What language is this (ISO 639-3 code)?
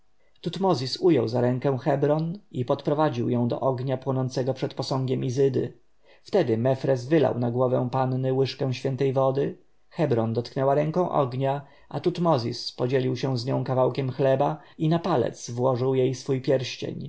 pol